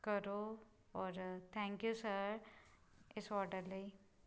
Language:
Punjabi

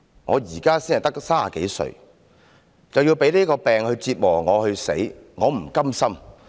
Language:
Cantonese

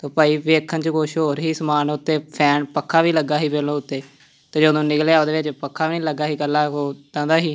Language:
Punjabi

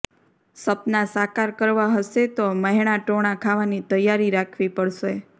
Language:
Gujarati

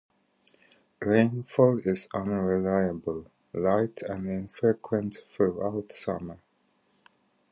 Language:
English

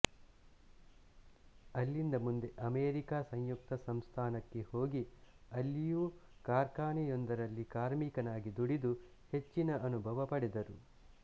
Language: Kannada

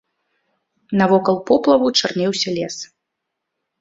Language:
Belarusian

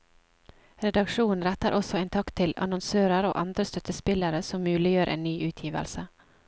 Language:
Norwegian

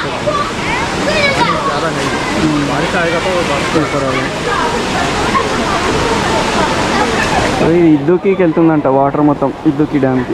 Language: Telugu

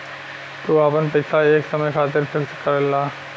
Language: Bhojpuri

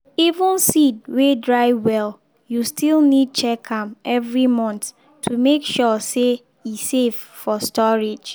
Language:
Nigerian Pidgin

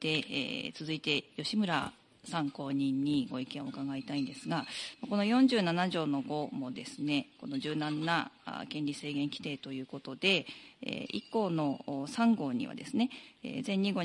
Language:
Japanese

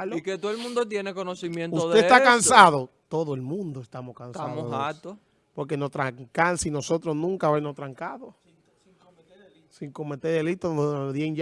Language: Spanish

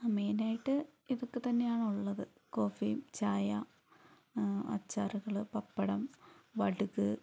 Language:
Malayalam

